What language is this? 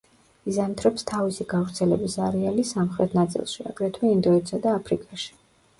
Georgian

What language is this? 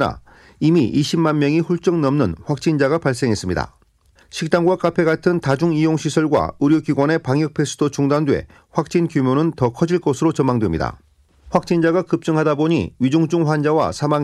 Korean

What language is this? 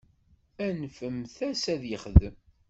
Kabyle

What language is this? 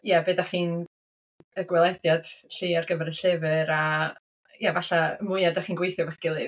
Welsh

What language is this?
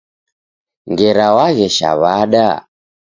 Taita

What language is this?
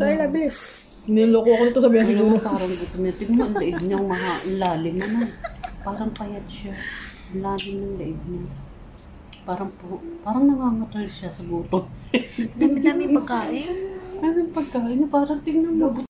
Filipino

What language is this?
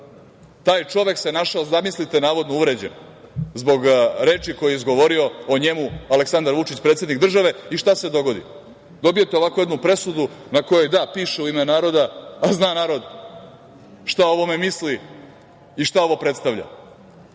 Serbian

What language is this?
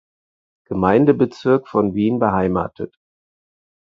German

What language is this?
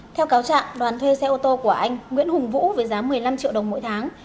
Vietnamese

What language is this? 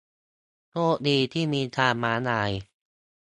Thai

